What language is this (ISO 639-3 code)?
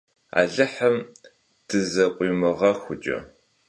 kbd